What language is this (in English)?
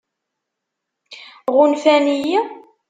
Kabyle